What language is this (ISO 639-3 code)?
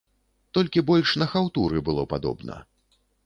bel